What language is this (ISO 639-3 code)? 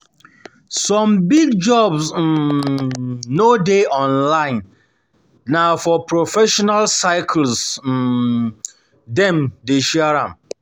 pcm